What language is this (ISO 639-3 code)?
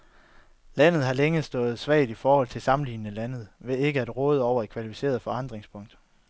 dan